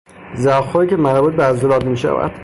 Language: Persian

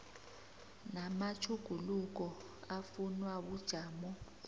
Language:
South Ndebele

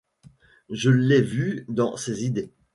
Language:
French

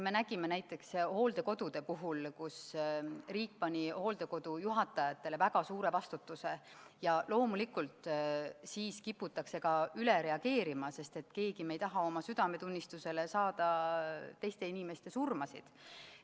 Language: Estonian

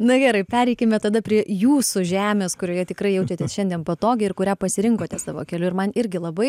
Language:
Lithuanian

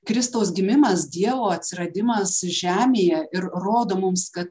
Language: Lithuanian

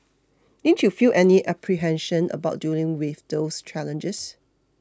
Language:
English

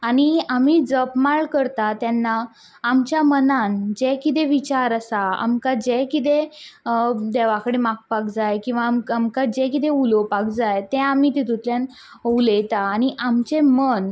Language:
Konkani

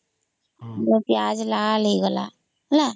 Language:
Odia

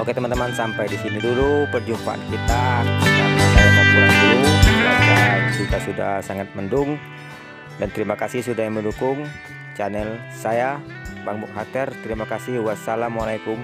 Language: Indonesian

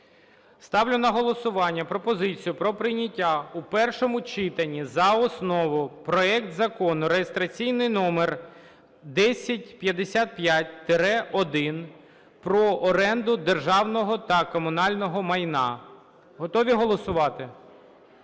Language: Ukrainian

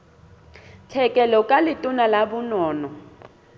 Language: Southern Sotho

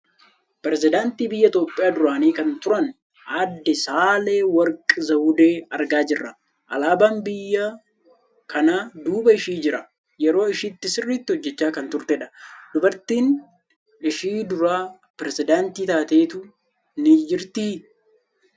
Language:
Oromo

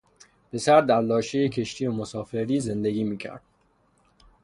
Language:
Persian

